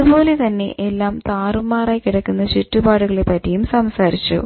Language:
Malayalam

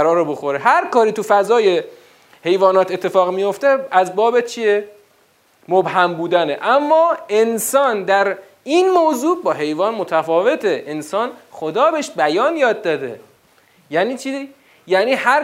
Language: Persian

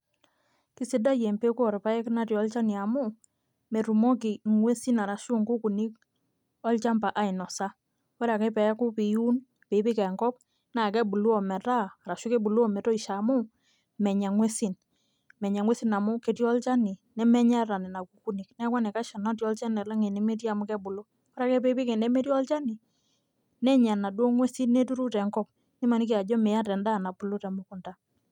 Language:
Masai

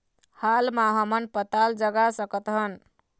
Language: Chhattisgarhi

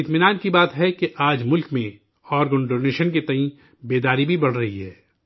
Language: Urdu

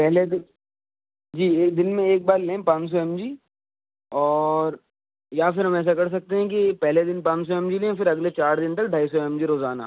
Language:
Urdu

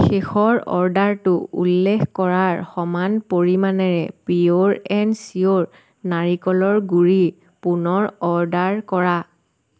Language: Assamese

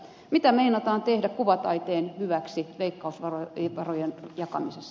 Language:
Finnish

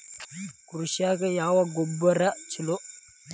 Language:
Kannada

